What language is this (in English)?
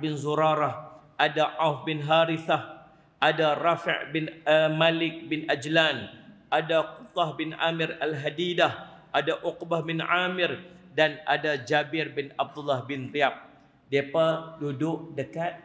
Malay